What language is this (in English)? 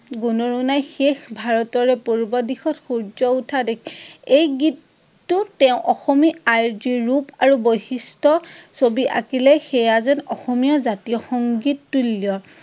Assamese